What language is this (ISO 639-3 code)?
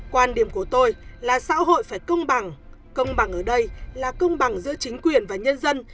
vie